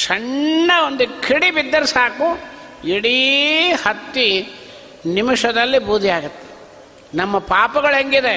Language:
Kannada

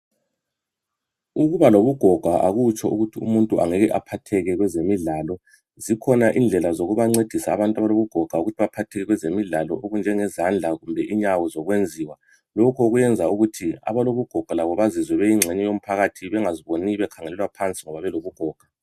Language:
North Ndebele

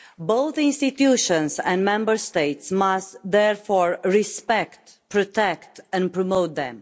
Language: English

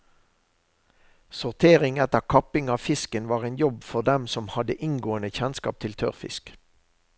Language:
Norwegian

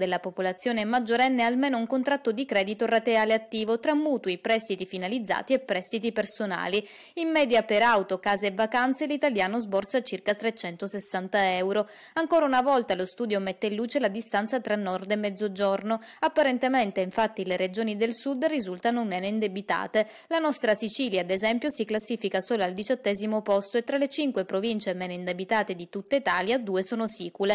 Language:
Italian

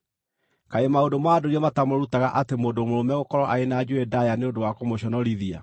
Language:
Kikuyu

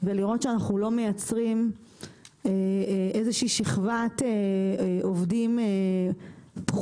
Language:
Hebrew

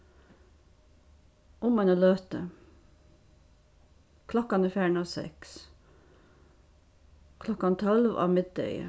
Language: Faroese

